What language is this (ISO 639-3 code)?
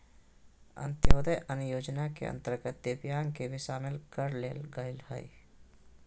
mag